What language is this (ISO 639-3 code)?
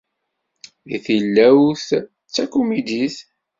kab